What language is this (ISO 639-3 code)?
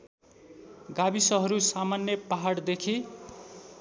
nep